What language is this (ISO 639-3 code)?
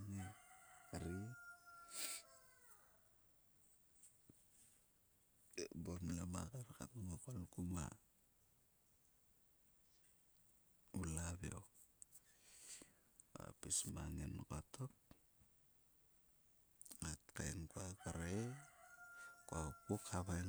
sua